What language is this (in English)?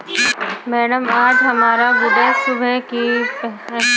Hindi